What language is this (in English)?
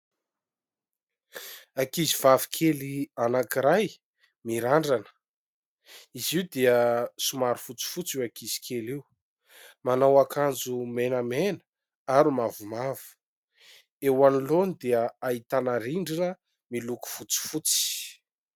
Malagasy